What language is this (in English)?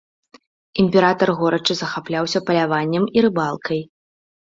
Belarusian